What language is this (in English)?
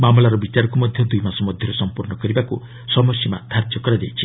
Odia